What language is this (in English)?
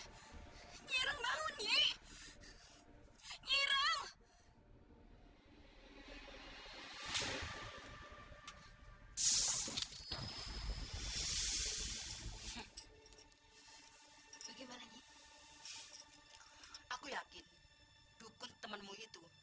Indonesian